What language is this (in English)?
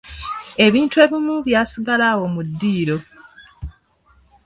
Ganda